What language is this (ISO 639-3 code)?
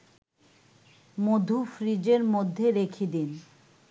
ben